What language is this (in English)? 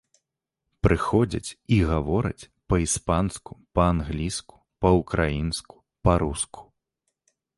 Belarusian